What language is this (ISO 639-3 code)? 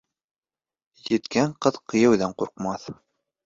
bak